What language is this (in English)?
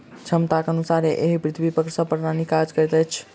Maithili